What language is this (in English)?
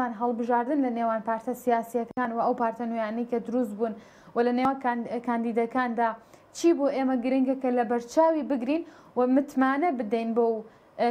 Arabic